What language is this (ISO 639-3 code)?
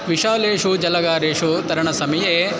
san